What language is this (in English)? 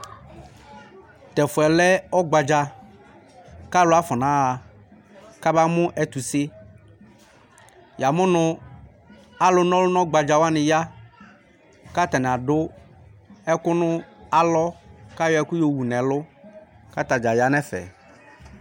Ikposo